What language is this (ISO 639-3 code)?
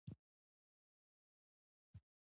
pus